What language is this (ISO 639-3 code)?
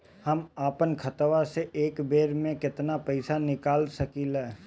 bho